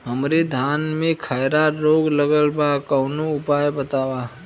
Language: Bhojpuri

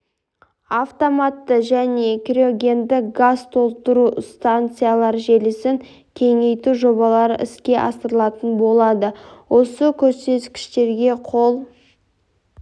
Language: Kazakh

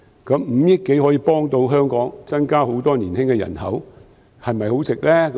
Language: Cantonese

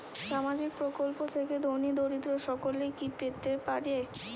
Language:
Bangla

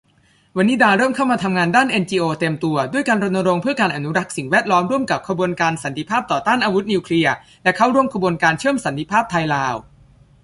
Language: Thai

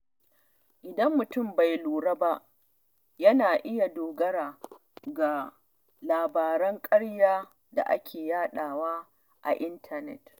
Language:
Hausa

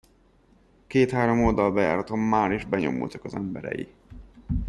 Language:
Hungarian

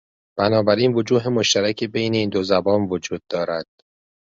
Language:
Persian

